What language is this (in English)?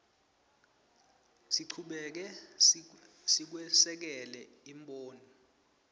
Swati